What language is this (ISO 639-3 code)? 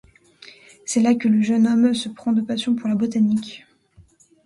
fra